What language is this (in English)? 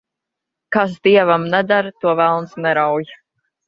Latvian